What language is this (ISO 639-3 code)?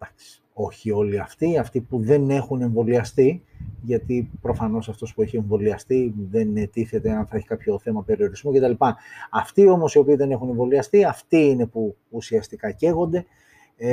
ell